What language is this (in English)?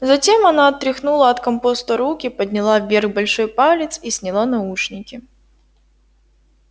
Russian